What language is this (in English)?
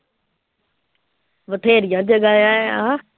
Punjabi